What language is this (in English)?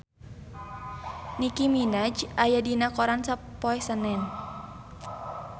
Sundanese